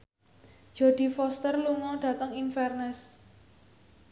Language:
Javanese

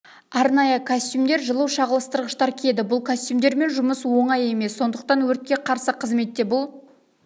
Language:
Kazakh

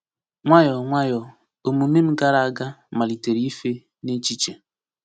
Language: Igbo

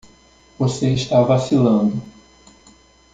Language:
Portuguese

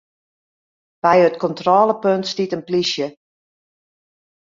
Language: Western Frisian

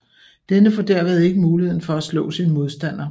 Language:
Danish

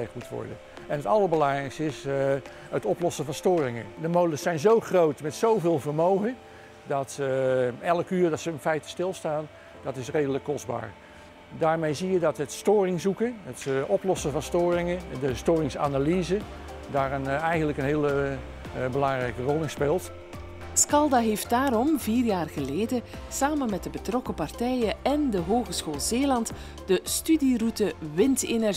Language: Dutch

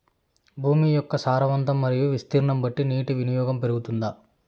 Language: Telugu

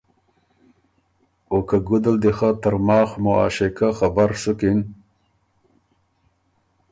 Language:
Ormuri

